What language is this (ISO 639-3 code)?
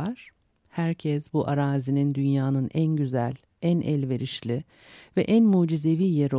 tur